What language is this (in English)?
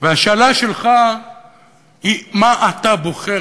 Hebrew